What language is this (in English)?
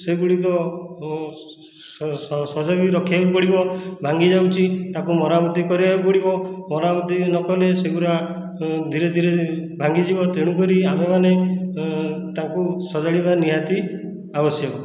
Odia